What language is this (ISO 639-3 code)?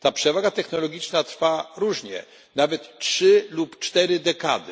pol